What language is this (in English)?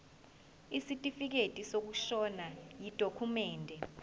Zulu